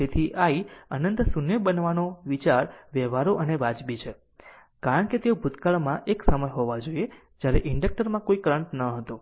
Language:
Gujarati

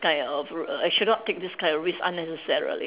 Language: English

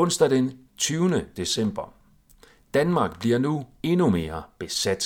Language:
Danish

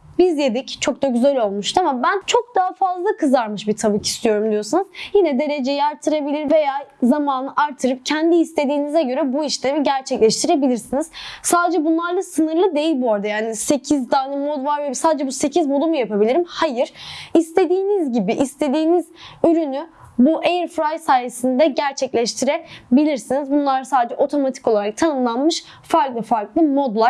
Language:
Turkish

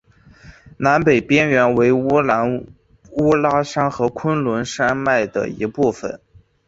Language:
Chinese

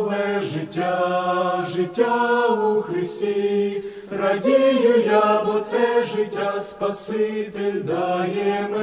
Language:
Ukrainian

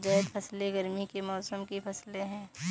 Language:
Hindi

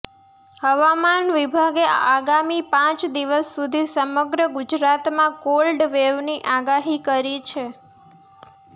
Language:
Gujarati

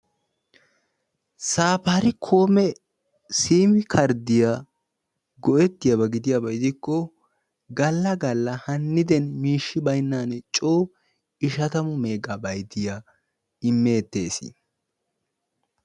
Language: Wolaytta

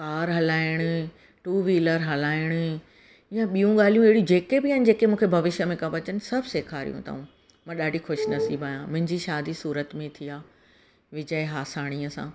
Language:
Sindhi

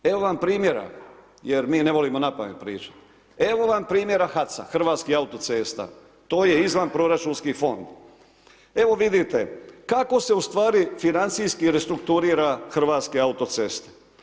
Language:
Croatian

